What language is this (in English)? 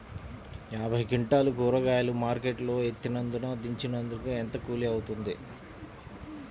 Telugu